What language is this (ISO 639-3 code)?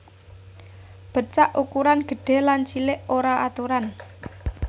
jav